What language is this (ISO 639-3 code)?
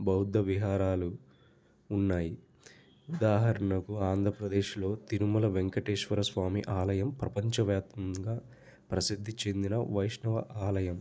tel